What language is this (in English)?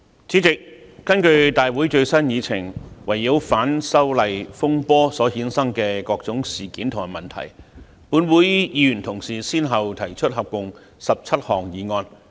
Cantonese